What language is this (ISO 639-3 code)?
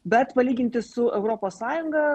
lit